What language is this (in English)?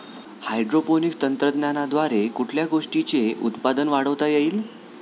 Marathi